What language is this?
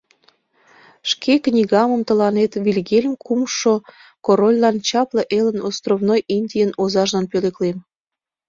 Mari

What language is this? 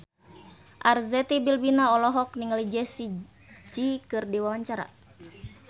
Sundanese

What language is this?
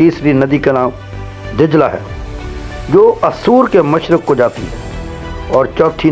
Hindi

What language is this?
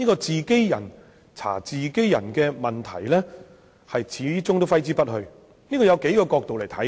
Cantonese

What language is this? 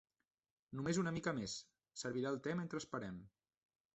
Catalan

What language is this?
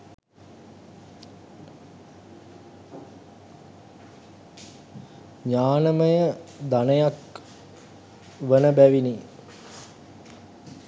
Sinhala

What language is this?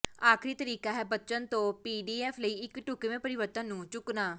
Punjabi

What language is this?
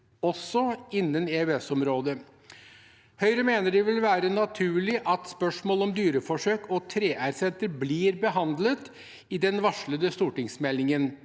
Norwegian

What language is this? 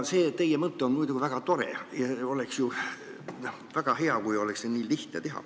Estonian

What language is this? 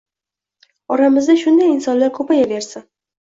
Uzbek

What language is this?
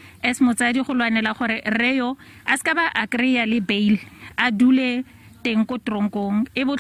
Thai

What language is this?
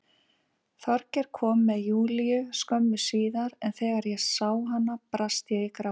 Icelandic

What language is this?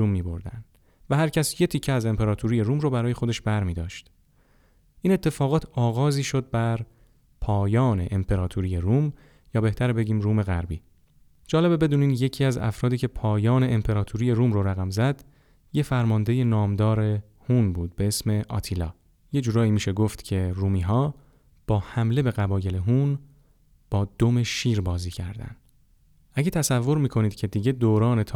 Persian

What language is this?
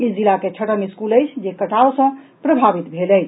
Maithili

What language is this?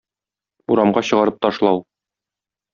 Tatar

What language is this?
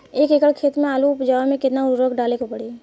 Bhojpuri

